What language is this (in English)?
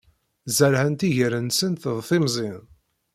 Kabyle